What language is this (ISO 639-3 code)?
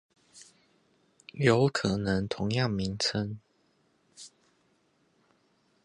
zho